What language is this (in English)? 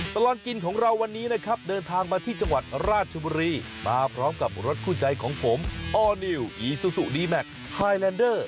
Thai